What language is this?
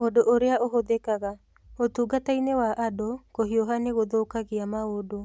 Kikuyu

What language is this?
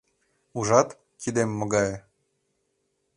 Mari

